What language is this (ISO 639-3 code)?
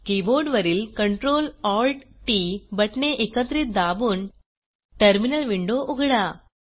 mar